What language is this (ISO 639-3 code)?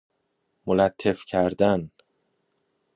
fas